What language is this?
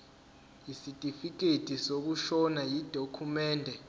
Zulu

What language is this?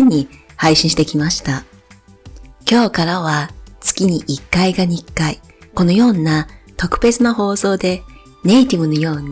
Japanese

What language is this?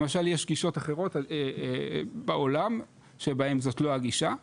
Hebrew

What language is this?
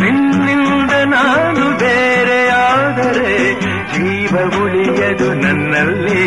Kannada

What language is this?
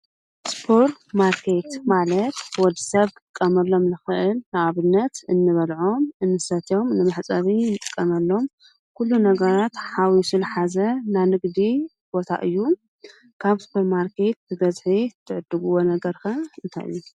Tigrinya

